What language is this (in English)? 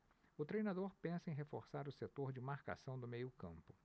Portuguese